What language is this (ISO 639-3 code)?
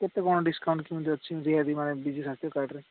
ori